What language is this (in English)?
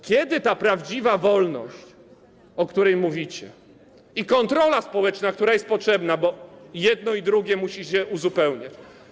Polish